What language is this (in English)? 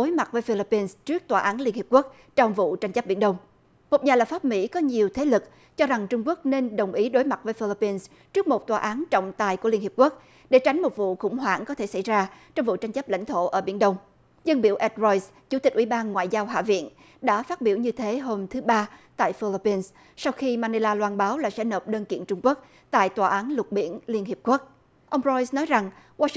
Vietnamese